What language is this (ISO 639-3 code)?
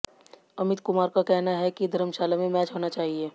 hin